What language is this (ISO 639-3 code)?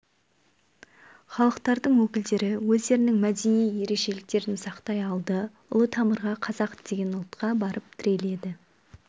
kaz